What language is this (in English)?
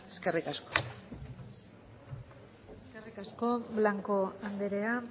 Basque